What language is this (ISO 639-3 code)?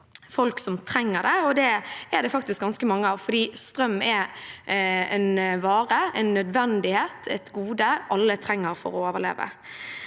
nor